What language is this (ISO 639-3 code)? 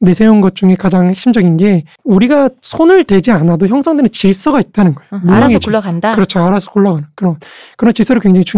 kor